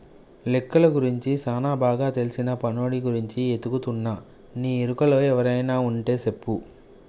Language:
Telugu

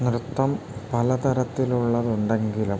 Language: Malayalam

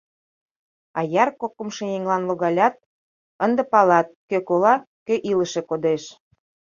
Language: Mari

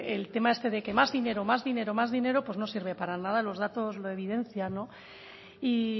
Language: Spanish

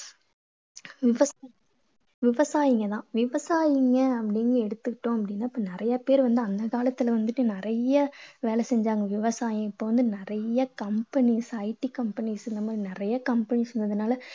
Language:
Tamil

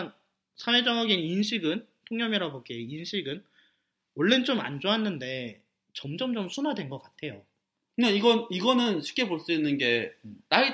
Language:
Korean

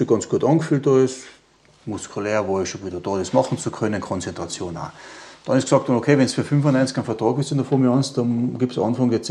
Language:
German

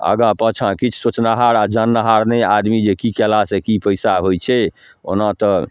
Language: Maithili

